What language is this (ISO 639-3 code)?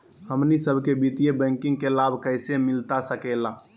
mag